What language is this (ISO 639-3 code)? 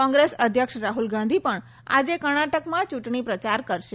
guj